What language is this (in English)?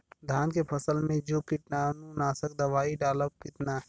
Bhojpuri